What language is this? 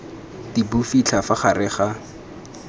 Tswana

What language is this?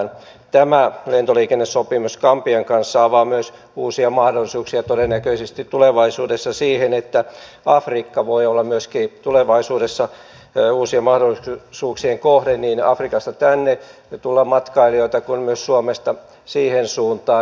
Finnish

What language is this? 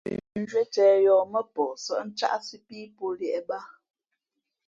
Fe'fe'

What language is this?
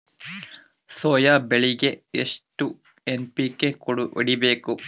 Kannada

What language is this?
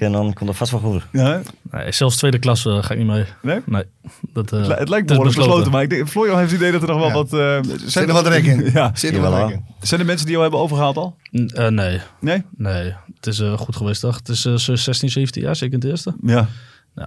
Dutch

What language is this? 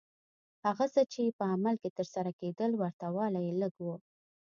Pashto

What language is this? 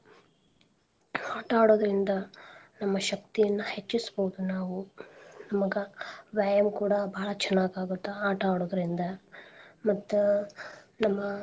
Kannada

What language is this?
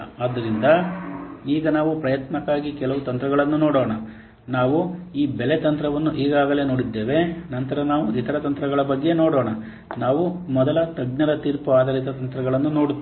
Kannada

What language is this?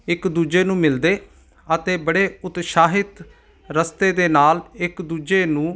Punjabi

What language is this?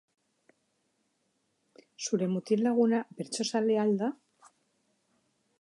Basque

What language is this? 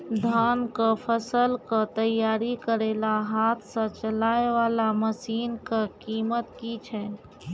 Maithili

